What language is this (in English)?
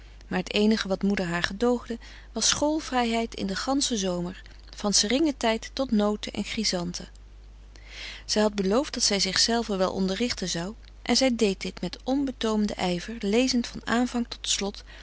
Dutch